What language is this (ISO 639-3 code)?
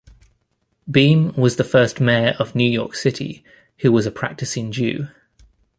eng